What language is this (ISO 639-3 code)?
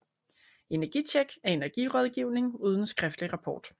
dan